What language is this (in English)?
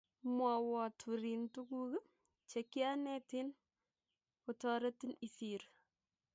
Kalenjin